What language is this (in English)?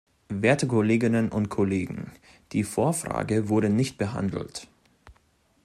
German